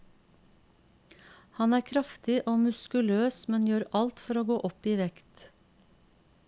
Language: Norwegian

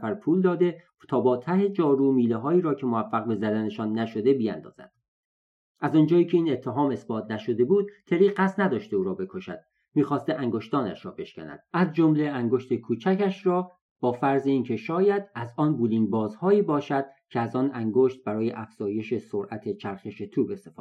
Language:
Persian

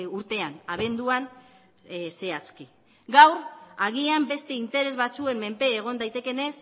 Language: Basque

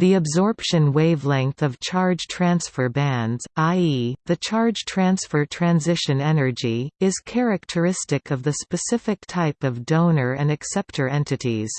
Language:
English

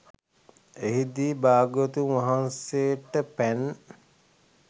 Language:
Sinhala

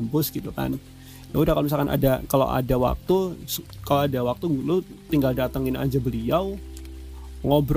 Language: Indonesian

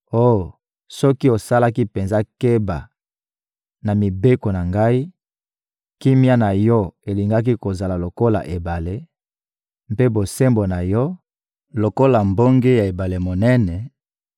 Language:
Lingala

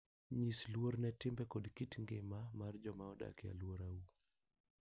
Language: Luo (Kenya and Tanzania)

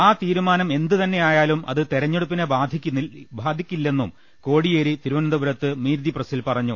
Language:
Malayalam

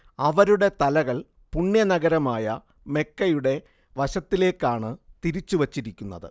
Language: Malayalam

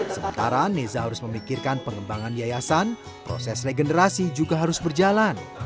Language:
Indonesian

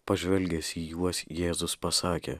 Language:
Lithuanian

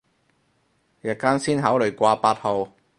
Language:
Cantonese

